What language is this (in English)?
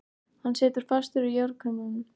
Icelandic